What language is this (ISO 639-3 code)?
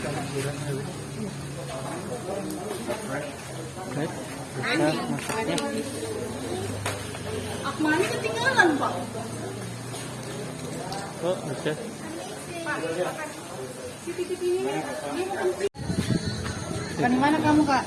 ind